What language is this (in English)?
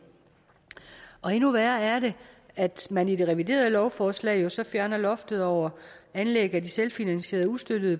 Danish